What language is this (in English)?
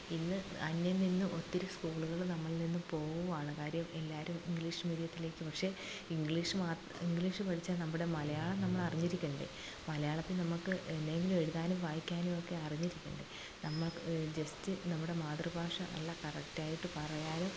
Malayalam